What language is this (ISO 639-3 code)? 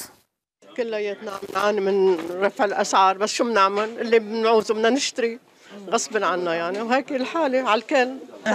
ara